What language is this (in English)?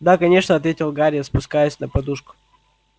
Russian